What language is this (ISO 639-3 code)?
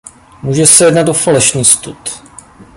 ces